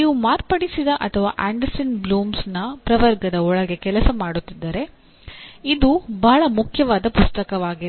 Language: Kannada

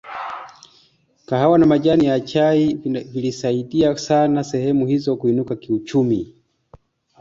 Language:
Swahili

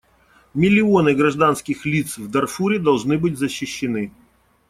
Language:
Russian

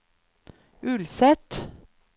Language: Norwegian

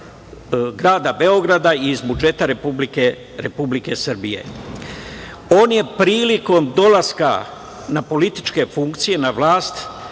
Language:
Serbian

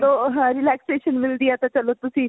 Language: Punjabi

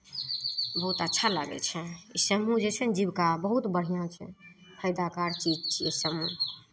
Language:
Maithili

